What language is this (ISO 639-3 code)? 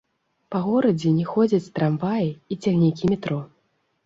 bel